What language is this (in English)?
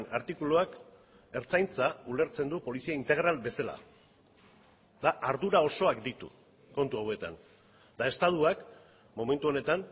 Basque